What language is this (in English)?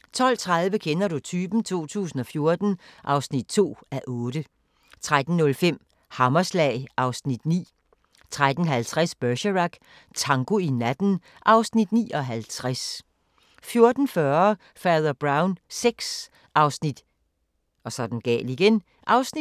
Danish